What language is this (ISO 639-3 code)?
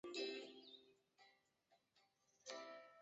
zho